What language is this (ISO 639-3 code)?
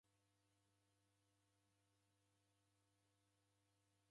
dav